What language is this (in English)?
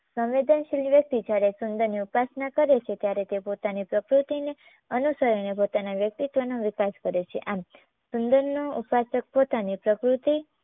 Gujarati